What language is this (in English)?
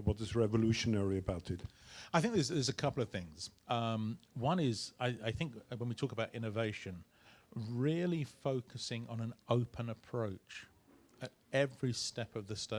English